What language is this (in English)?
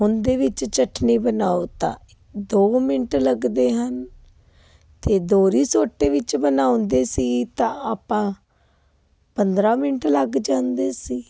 Punjabi